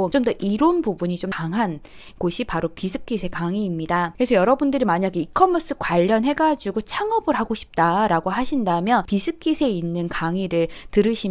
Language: Korean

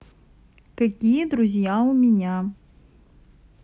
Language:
Russian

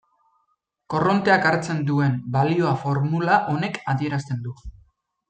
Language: Basque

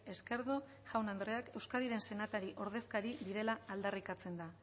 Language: Basque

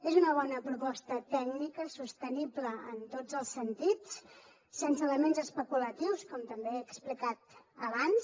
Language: Catalan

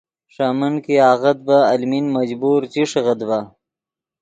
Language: Yidgha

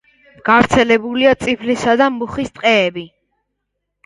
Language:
Georgian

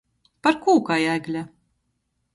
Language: Latgalian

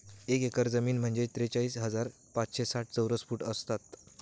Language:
Marathi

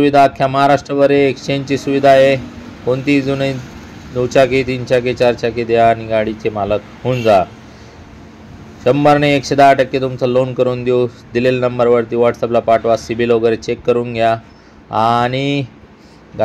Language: Hindi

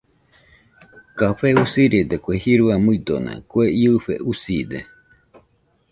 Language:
Nüpode Huitoto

